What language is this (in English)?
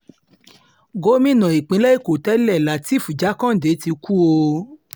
Yoruba